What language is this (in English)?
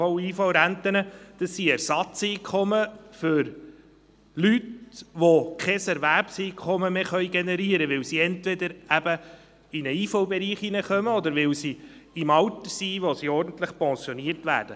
Swiss German